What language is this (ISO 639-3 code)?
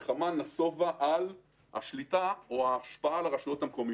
heb